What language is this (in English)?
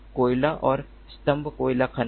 Hindi